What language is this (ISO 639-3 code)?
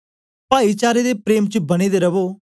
doi